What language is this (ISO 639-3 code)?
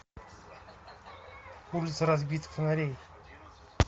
rus